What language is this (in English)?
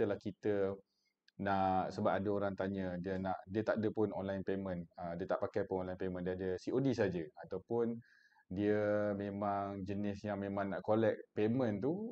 Malay